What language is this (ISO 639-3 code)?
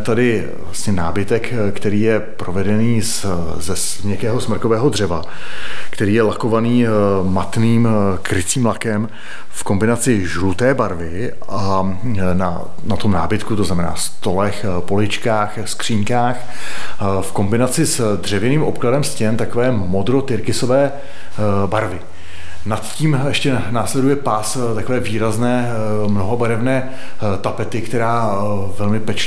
ces